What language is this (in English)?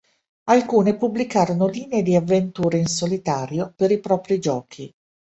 Italian